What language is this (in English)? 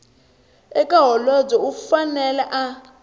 Tsonga